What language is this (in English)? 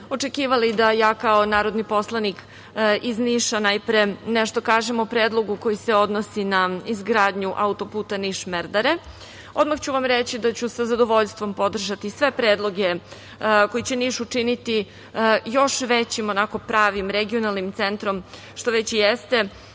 Serbian